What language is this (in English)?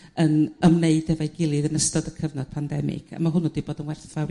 Welsh